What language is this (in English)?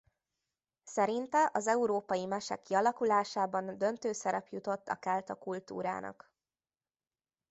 Hungarian